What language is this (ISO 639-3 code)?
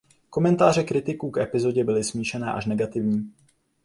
ces